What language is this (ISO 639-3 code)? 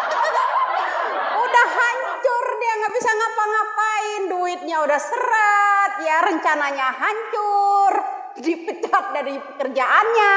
ind